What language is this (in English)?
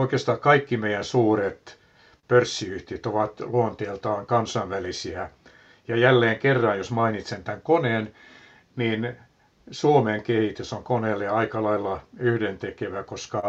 Finnish